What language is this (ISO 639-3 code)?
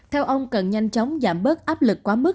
vie